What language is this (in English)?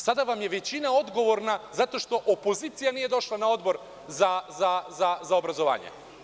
Serbian